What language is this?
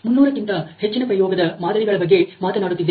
Kannada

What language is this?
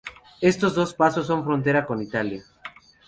Spanish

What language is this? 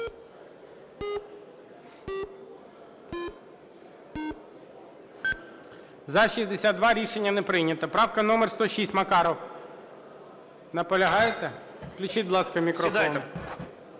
Ukrainian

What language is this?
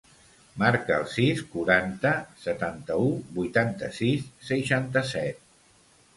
Catalan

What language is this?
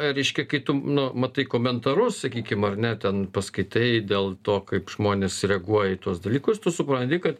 Lithuanian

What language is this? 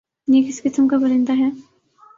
Urdu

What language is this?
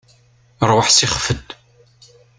Kabyle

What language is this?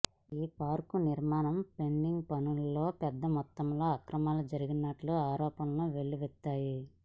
Telugu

